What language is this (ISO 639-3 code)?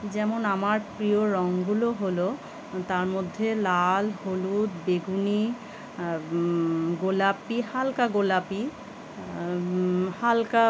ben